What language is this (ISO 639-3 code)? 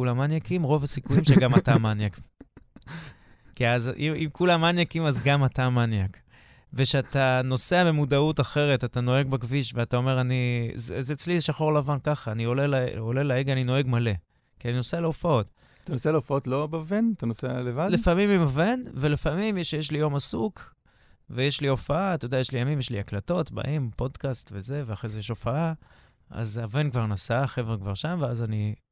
heb